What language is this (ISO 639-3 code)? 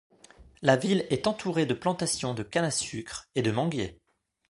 fra